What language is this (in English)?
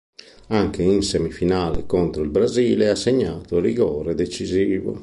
Italian